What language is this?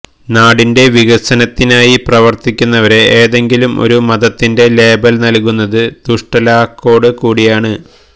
Malayalam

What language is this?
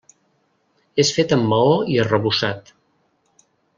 Catalan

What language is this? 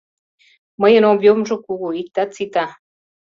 Mari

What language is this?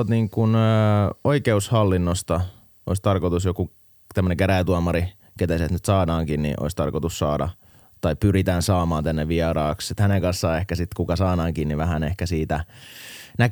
Finnish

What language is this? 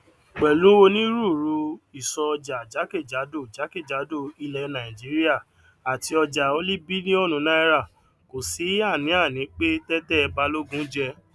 Yoruba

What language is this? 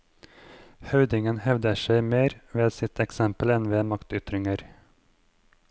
Norwegian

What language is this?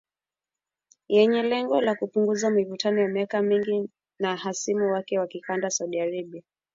Swahili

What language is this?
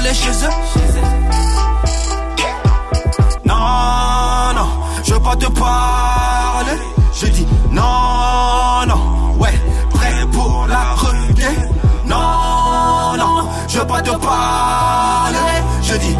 French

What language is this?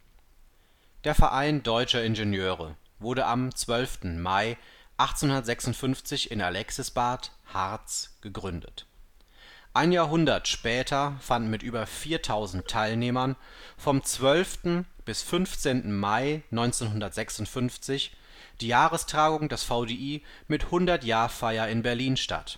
German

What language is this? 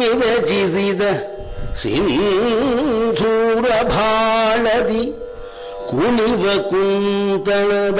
Kannada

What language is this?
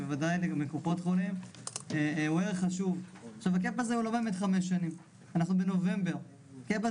Hebrew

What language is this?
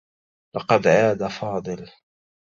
Arabic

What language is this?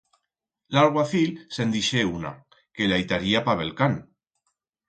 Aragonese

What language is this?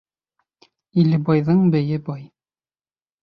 Bashkir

